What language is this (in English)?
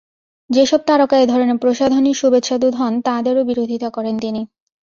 Bangla